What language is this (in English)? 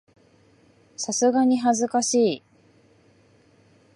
Japanese